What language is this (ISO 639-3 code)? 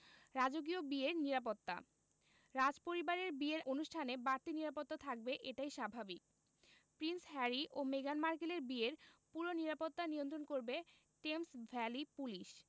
ben